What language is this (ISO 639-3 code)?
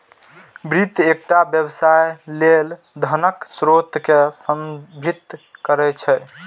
mai